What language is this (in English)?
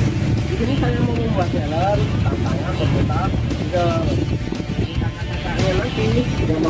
Indonesian